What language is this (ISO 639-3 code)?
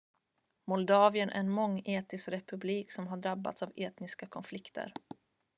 swe